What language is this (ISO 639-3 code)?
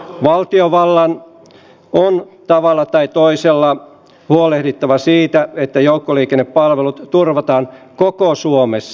fin